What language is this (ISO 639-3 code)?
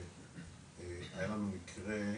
heb